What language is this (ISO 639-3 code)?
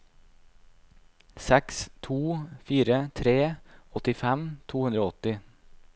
nor